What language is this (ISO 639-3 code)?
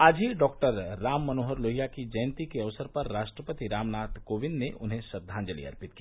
hin